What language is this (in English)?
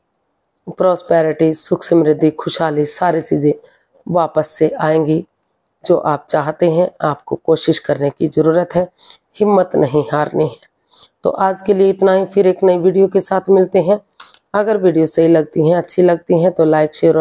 Hindi